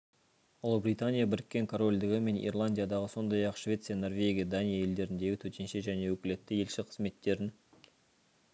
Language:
Kazakh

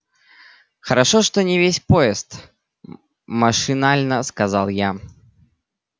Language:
Russian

